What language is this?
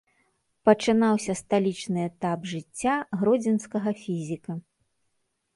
Belarusian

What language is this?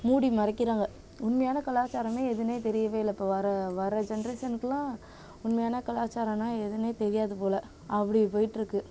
Tamil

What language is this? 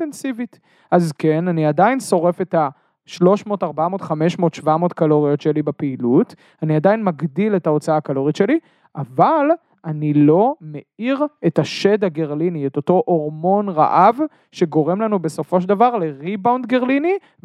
Hebrew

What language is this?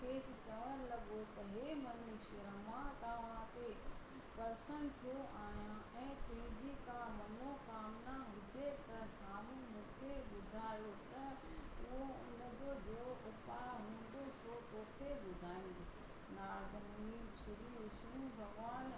Sindhi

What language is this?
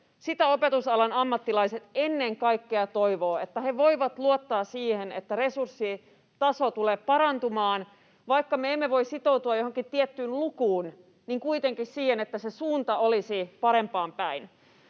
Finnish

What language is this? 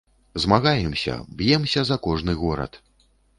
Belarusian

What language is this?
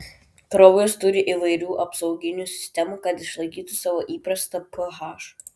Lithuanian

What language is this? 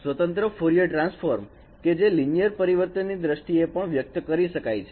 Gujarati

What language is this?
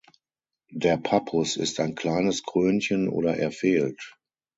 German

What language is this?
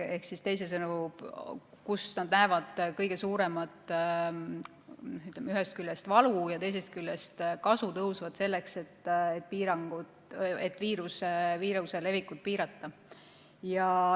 Estonian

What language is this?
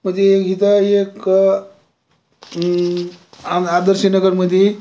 Marathi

